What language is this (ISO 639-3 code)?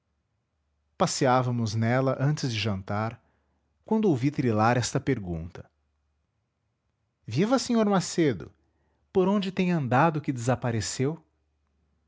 por